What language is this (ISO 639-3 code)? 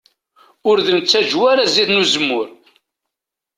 kab